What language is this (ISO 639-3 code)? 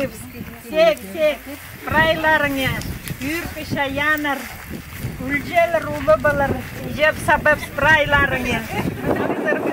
rus